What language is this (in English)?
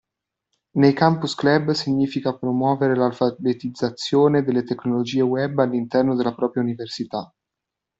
Italian